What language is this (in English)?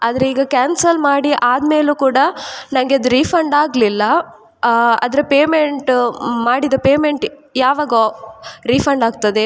Kannada